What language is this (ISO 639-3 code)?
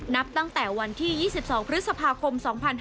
tha